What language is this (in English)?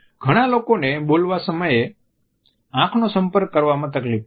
Gujarati